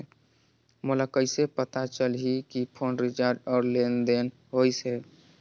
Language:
Chhattisgarhi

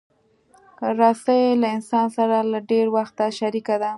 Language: Pashto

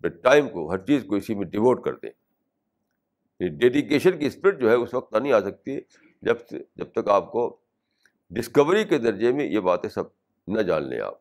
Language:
Urdu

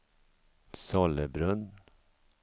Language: Swedish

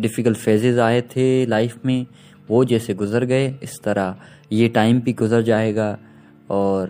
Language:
Urdu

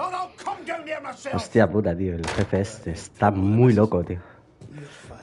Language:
Spanish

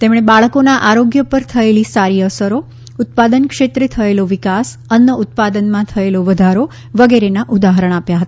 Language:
Gujarati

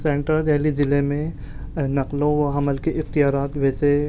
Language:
Urdu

